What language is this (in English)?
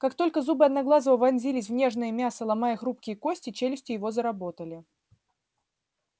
Russian